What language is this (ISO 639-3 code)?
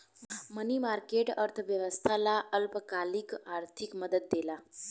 bho